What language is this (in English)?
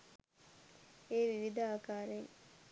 Sinhala